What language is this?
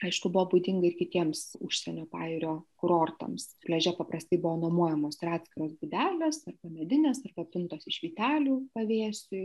Lithuanian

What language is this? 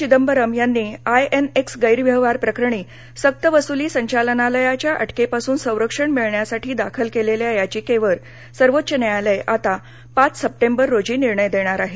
Marathi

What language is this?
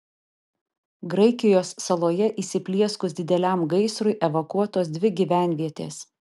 Lithuanian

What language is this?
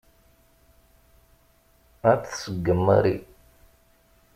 Kabyle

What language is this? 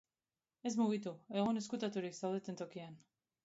Basque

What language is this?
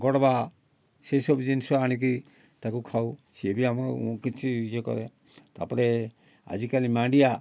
Odia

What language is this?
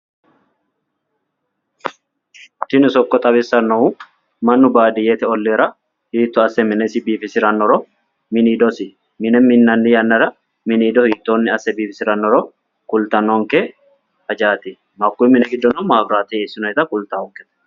Sidamo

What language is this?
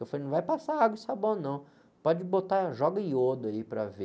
Portuguese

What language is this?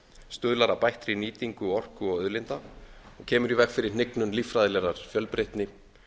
Icelandic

